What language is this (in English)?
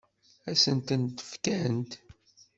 Kabyle